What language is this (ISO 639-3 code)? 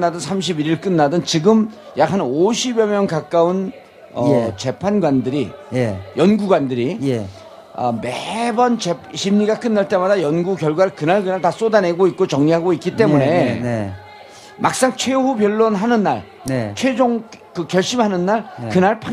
kor